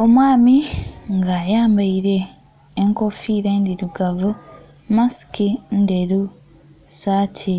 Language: Soga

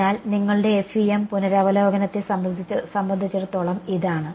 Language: Malayalam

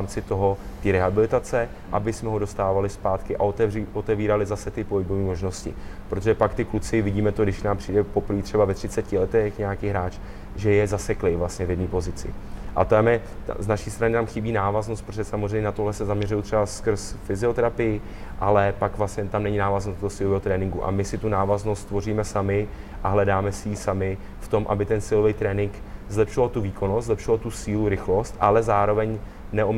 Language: Czech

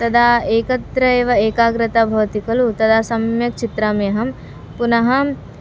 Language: Sanskrit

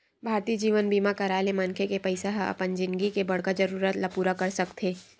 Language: Chhattisgarhi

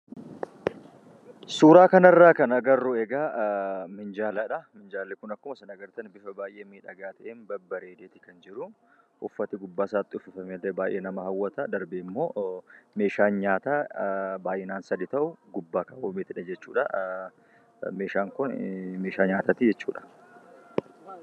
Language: Oromo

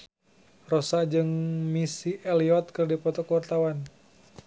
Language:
Sundanese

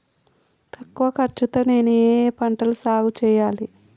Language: Telugu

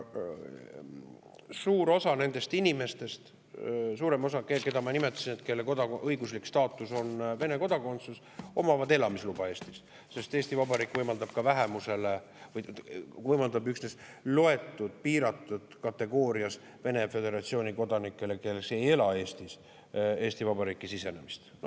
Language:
Estonian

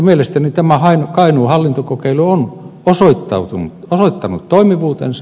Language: Finnish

